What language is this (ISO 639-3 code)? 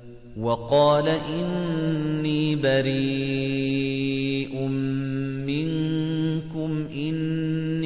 ara